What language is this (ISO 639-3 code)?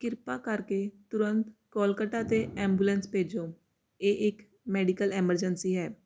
pan